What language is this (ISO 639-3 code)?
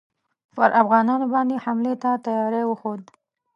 pus